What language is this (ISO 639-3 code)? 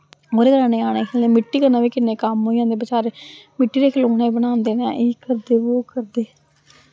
doi